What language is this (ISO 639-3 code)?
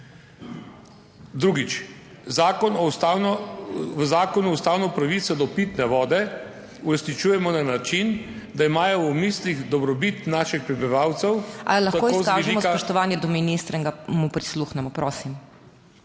slv